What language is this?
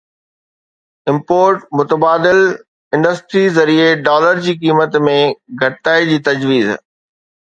Sindhi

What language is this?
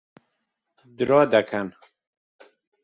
Central Kurdish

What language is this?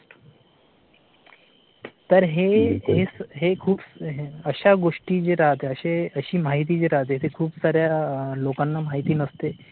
Marathi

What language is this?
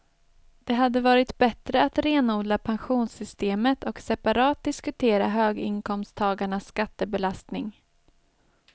Swedish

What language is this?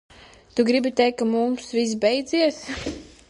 Latvian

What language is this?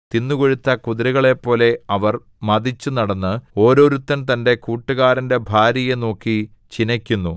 Malayalam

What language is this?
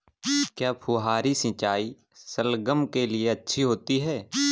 Hindi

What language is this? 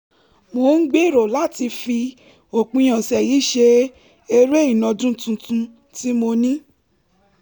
Yoruba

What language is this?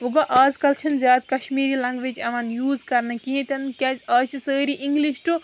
Kashmiri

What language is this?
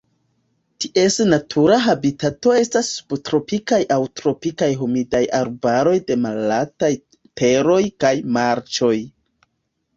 Esperanto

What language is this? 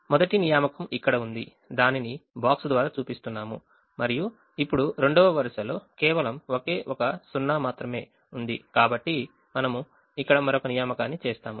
Telugu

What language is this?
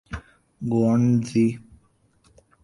Urdu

